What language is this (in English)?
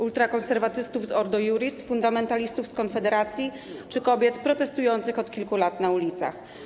Polish